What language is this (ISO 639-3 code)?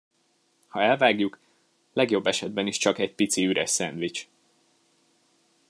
hun